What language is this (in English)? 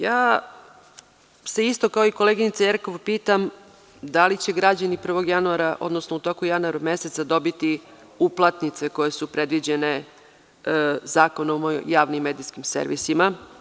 Serbian